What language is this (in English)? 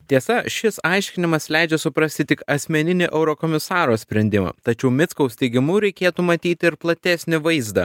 Lithuanian